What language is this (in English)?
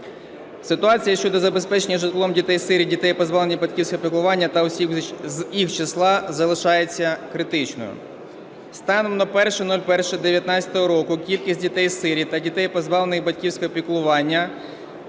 Ukrainian